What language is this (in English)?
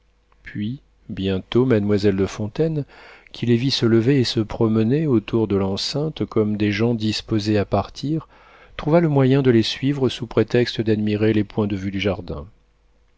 French